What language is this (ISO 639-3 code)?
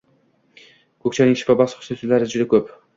uzb